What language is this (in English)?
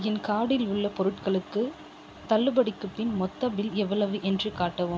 Tamil